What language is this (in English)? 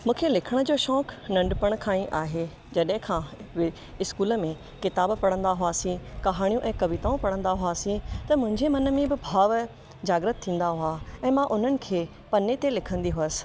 Sindhi